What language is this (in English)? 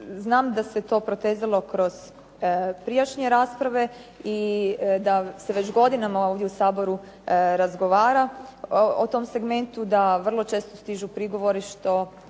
Croatian